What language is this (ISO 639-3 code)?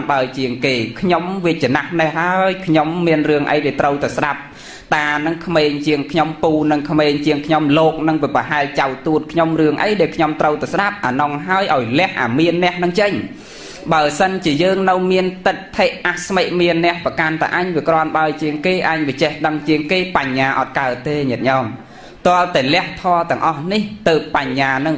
tha